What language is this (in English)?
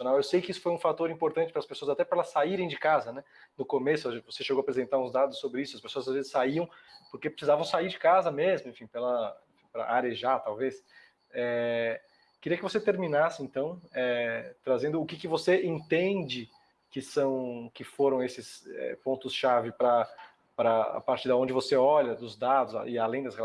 Portuguese